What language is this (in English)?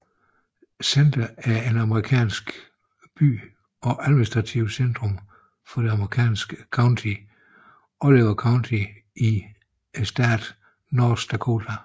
Danish